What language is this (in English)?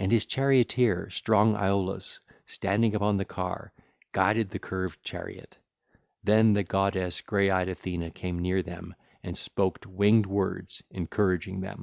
English